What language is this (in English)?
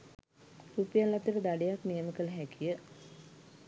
Sinhala